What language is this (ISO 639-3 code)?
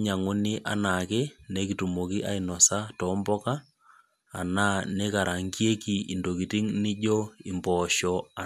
mas